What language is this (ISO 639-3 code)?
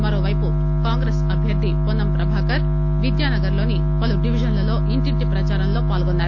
tel